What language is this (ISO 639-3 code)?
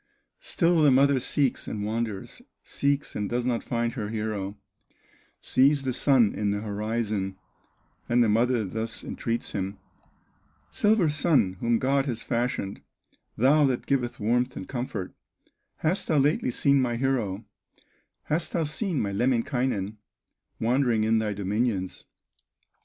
eng